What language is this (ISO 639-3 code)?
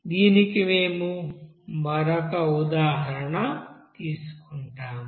tel